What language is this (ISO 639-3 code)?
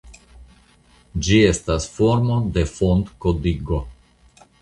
epo